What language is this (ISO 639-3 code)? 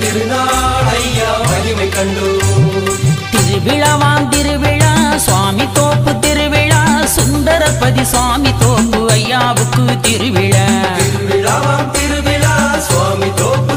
tam